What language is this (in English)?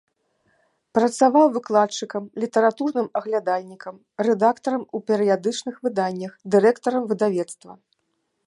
Belarusian